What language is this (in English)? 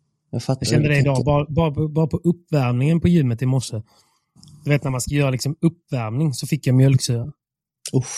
Swedish